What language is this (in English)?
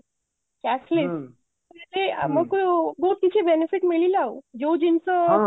Odia